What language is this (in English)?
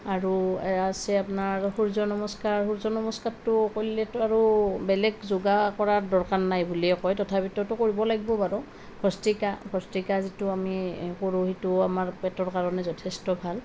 Assamese